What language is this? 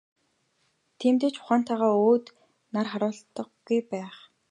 Mongolian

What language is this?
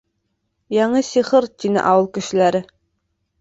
Bashkir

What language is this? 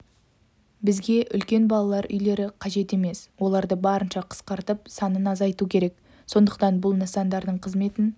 Kazakh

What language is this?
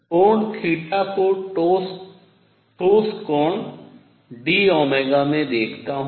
Hindi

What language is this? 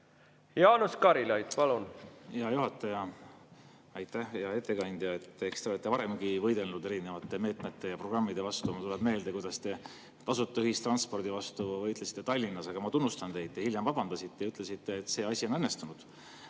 Estonian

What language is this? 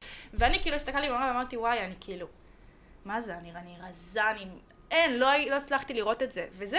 Hebrew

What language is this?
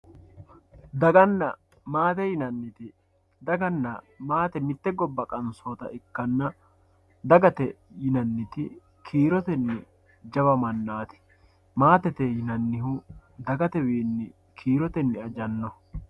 Sidamo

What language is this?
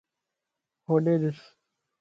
Lasi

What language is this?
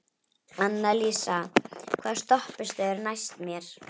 Icelandic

